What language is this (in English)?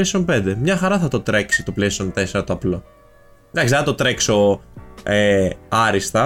Greek